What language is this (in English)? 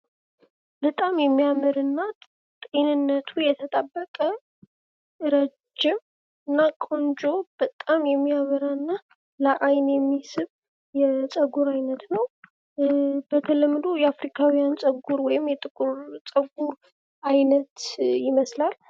Amharic